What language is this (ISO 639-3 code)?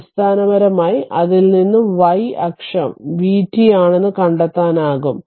mal